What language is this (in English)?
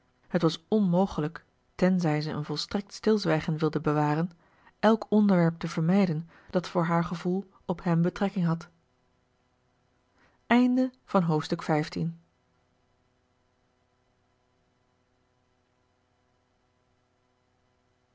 Dutch